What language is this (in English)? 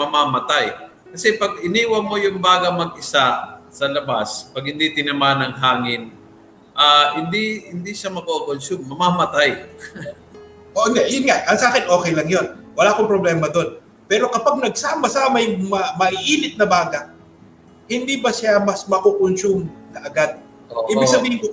Filipino